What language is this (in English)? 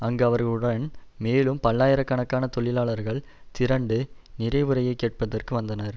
Tamil